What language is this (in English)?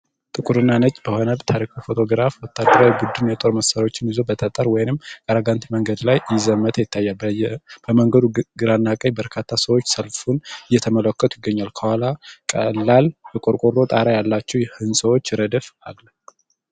Amharic